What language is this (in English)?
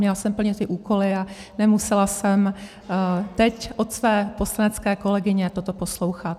Czech